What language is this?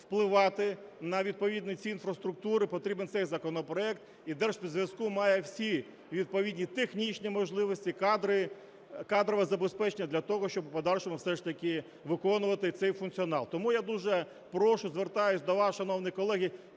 Ukrainian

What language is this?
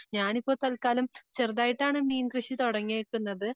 Malayalam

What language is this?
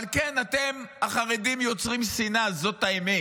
Hebrew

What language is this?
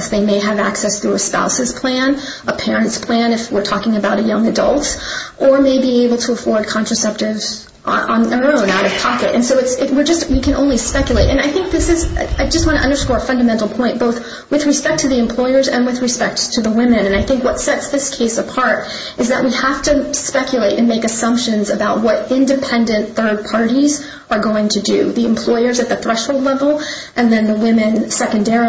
English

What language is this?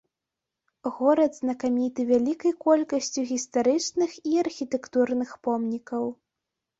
Belarusian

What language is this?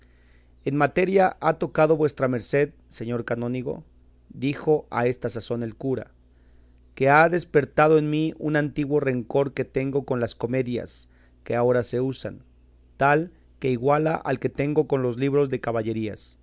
Spanish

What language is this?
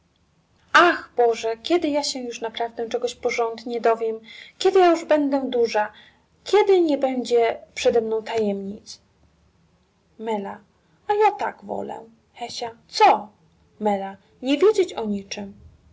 Polish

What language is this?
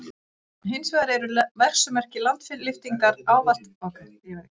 Icelandic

